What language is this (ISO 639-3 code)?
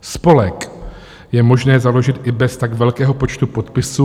ces